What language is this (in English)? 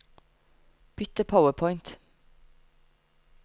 Norwegian